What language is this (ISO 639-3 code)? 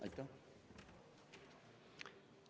est